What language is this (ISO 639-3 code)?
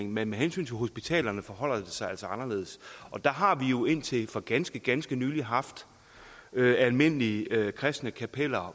dan